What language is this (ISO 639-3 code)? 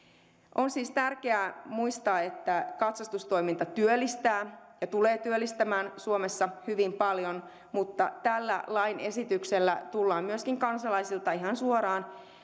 fin